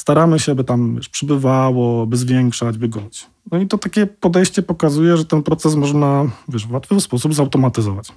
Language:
Polish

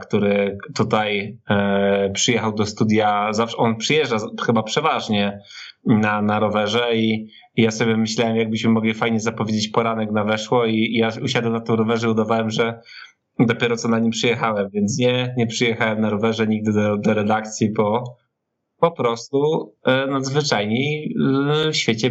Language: Polish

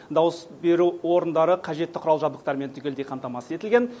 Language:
Kazakh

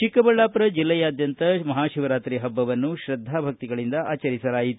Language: Kannada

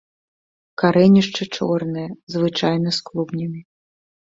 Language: Belarusian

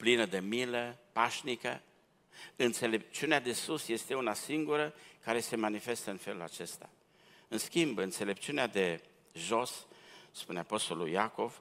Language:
Romanian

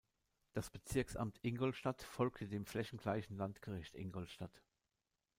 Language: German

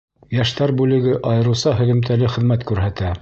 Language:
Bashkir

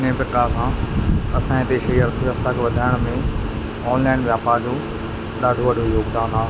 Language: Sindhi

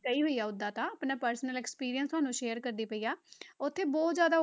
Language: Punjabi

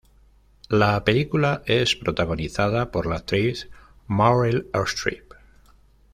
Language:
Spanish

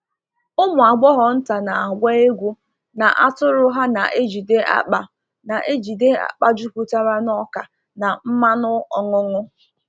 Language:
Igbo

